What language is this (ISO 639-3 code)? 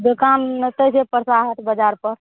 mai